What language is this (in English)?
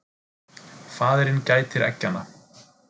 Icelandic